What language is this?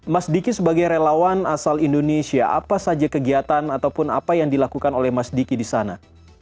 Indonesian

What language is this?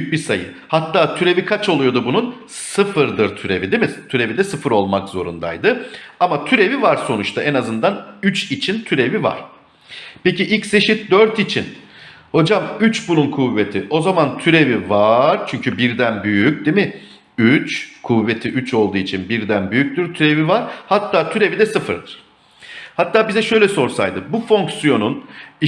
Turkish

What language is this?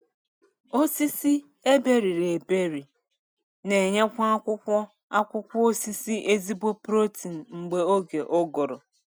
Igbo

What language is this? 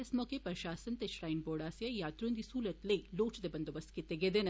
Dogri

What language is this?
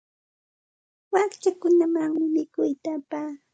Santa Ana de Tusi Pasco Quechua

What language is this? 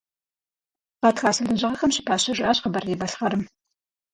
Kabardian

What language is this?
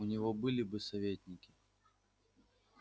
Russian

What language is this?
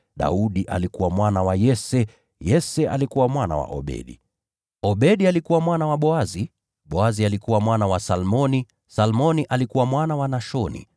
Swahili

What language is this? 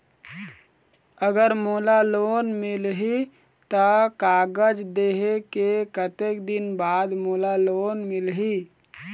Chhattisgarhi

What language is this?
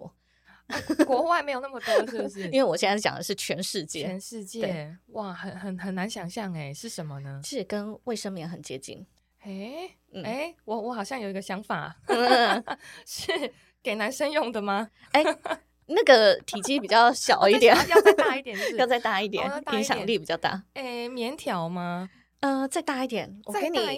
Chinese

